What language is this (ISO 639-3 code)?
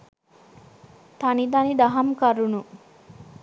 sin